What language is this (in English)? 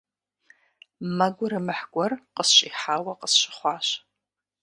Kabardian